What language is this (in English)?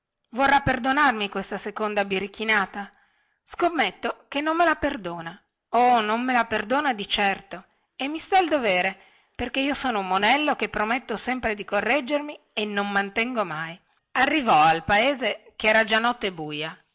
Italian